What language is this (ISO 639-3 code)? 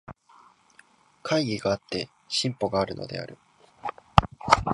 jpn